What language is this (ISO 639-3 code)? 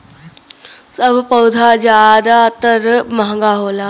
bho